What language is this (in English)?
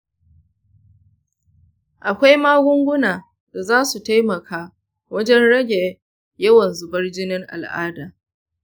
Hausa